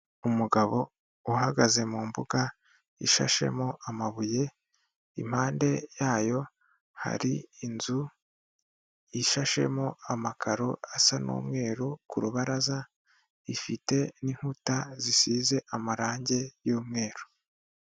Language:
Kinyarwanda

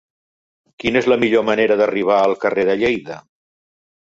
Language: Catalan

